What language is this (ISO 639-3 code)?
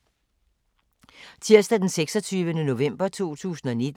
dan